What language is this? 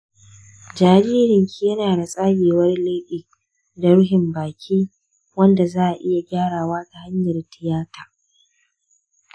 Hausa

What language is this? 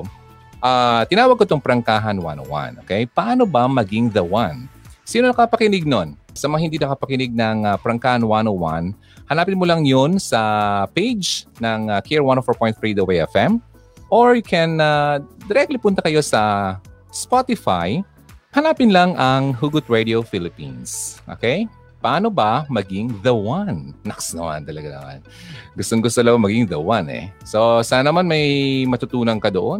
Filipino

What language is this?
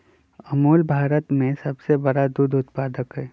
Magahi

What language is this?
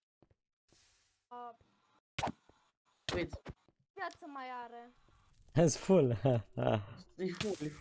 Romanian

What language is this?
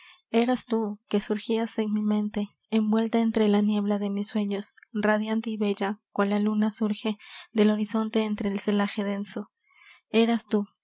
Spanish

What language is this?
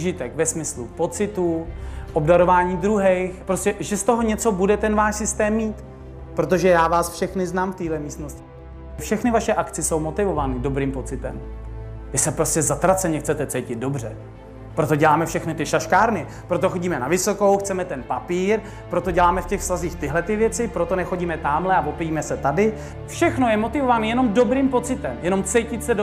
Czech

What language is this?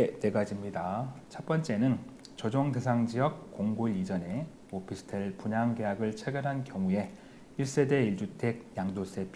Korean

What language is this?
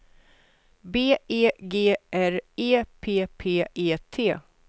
Swedish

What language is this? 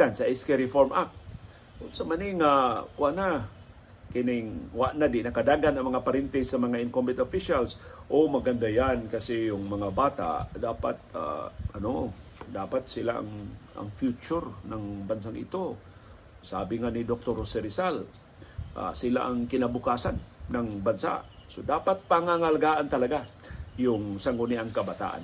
Filipino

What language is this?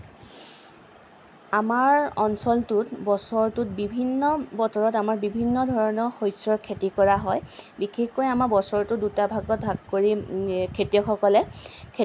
Assamese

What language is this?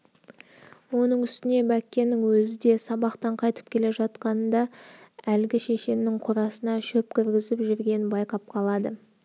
Kazakh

